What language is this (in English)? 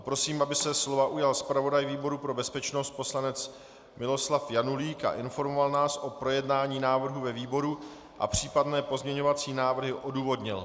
Czech